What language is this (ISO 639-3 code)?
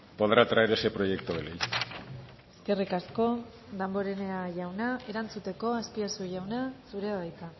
eus